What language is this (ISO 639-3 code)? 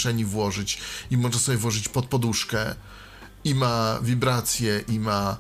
pol